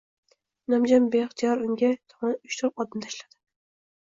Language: Uzbek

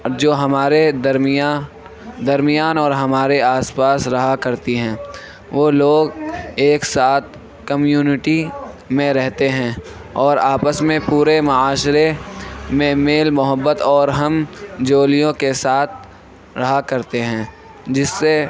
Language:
Urdu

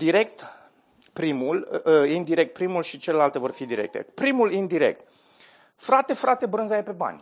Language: Romanian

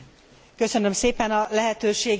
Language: Hungarian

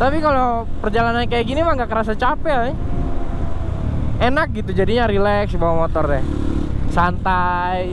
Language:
Indonesian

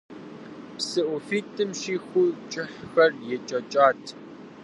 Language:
Kabardian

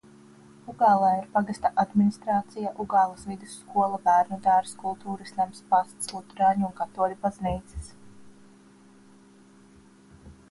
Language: Latvian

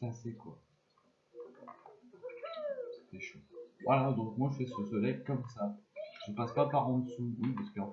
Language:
French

